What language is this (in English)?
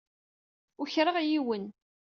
Kabyle